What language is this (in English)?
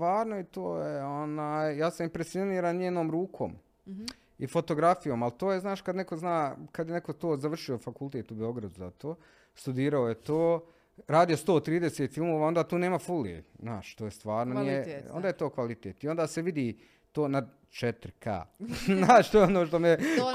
Croatian